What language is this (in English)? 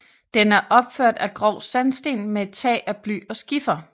Danish